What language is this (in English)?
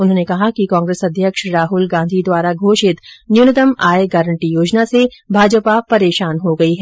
Hindi